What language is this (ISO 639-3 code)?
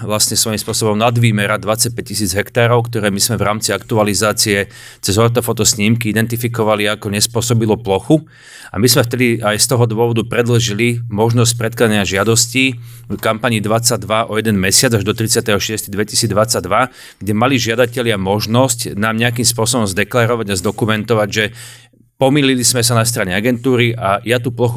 slk